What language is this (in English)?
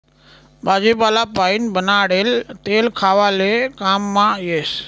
Marathi